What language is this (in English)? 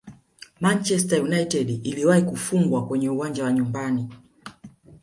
Swahili